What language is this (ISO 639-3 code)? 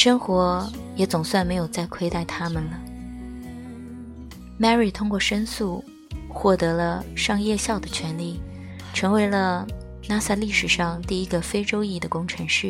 zho